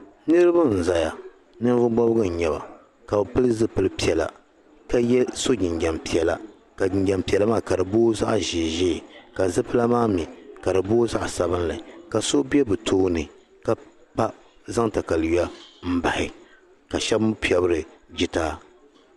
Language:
Dagbani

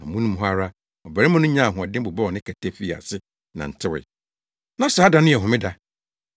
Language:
Akan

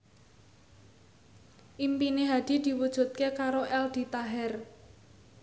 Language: Javanese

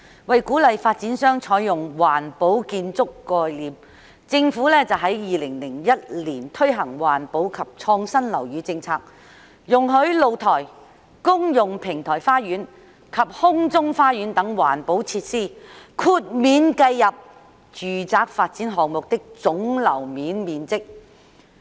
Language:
Cantonese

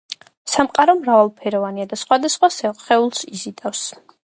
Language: Georgian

